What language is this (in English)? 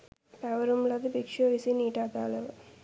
Sinhala